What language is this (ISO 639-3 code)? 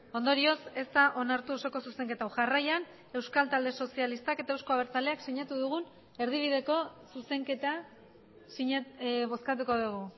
eus